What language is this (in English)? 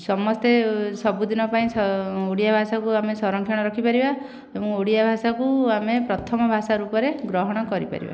Odia